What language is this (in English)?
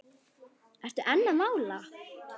Icelandic